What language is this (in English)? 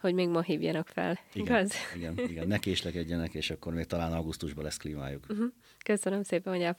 Hungarian